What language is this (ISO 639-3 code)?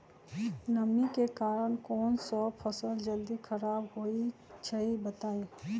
mag